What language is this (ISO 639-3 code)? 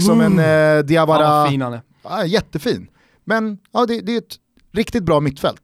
swe